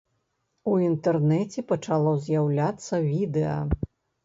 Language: Belarusian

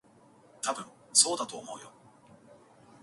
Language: Japanese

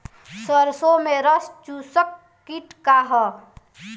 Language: Bhojpuri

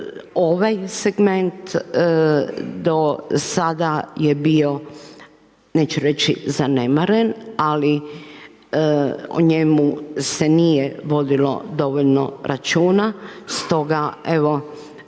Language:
Croatian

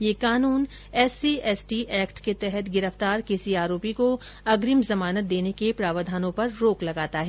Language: Hindi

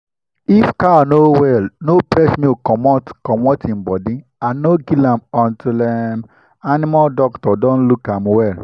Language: Nigerian Pidgin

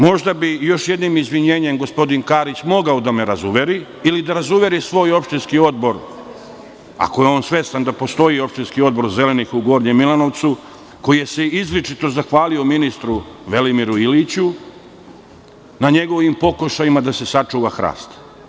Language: Serbian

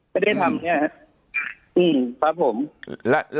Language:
Thai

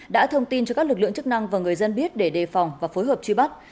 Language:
Vietnamese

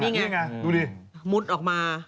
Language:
Thai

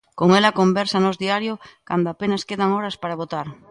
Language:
Galician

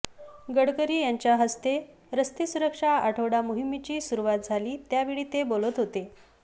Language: Marathi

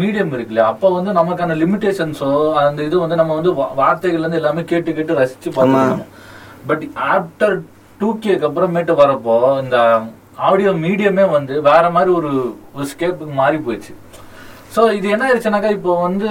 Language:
Tamil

